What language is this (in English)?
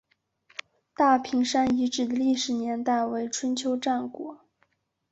Chinese